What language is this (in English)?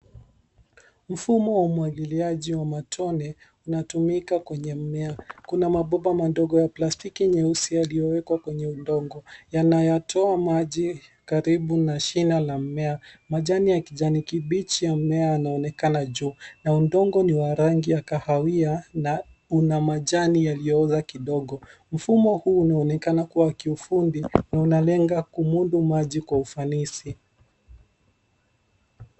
Swahili